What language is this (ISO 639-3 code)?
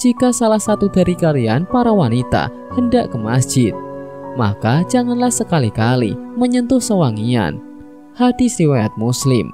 ind